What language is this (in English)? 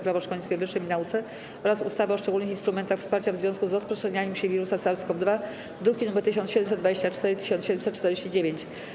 Polish